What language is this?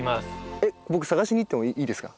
Japanese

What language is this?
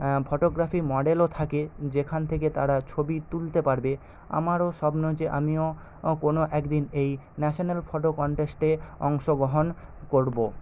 Bangla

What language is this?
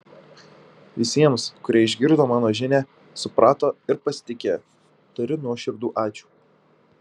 Lithuanian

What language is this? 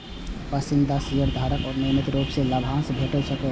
Maithili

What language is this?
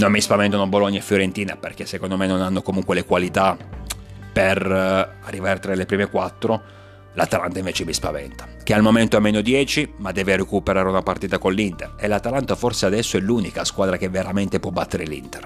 Italian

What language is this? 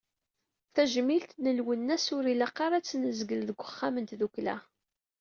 Kabyle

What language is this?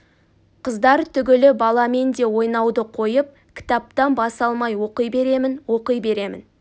Kazakh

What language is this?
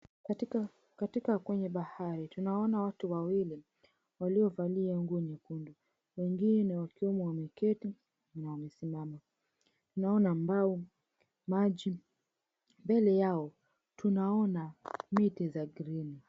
Swahili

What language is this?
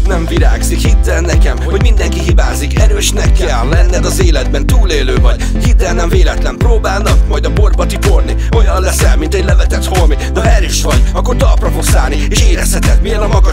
Hungarian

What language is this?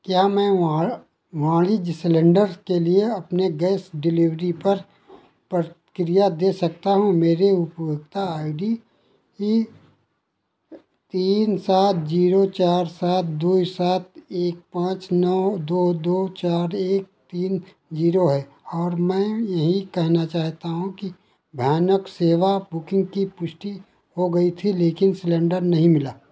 Hindi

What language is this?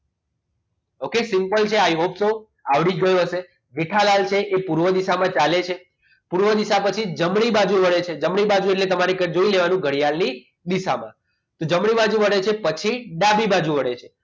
Gujarati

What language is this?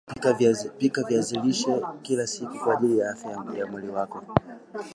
Swahili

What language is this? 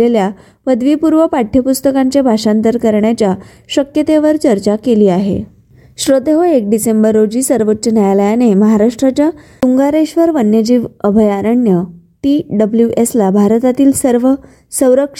Marathi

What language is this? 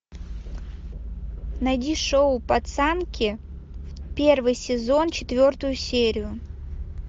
Russian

